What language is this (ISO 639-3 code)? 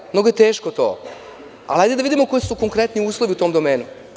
srp